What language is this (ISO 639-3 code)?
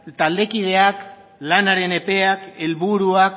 eus